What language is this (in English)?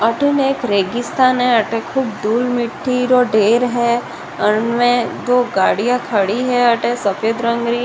Rajasthani